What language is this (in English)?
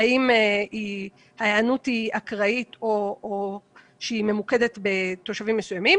Hebrew